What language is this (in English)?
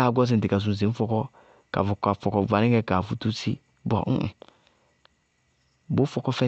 Bago-Kusuntu